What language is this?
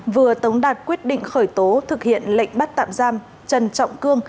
Vietnamese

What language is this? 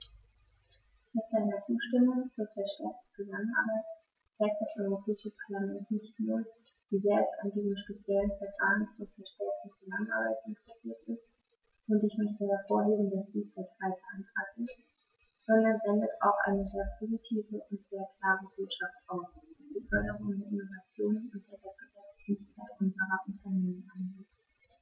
German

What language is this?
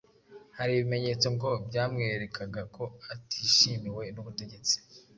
Kinyarwanda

